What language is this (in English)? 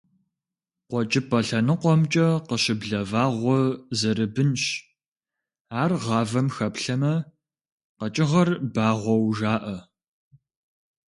Kabardian